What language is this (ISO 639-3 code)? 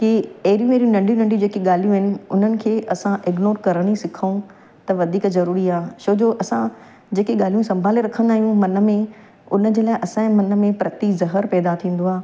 snd